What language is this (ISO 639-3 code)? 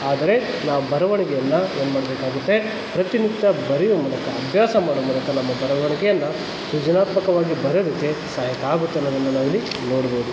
kan